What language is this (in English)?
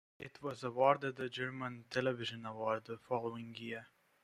English